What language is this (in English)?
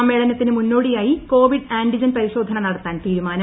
Malayalam